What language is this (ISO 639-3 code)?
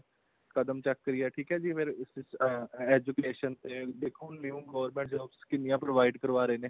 pan